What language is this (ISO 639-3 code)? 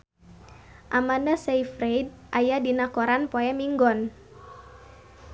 sun